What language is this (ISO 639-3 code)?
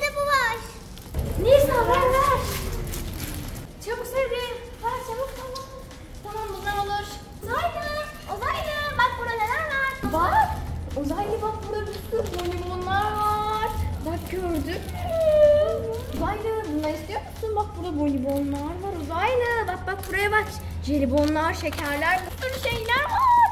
tur